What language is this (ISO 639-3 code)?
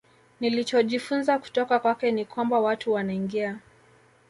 swa